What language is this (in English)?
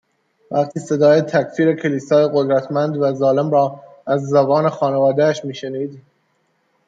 Persian